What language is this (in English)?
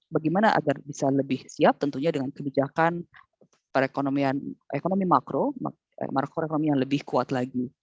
Indonesian